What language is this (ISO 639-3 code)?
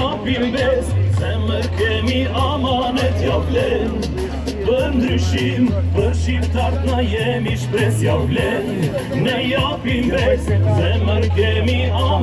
ron